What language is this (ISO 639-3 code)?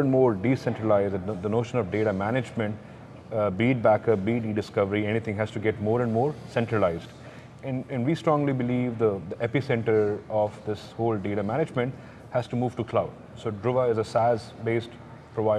eng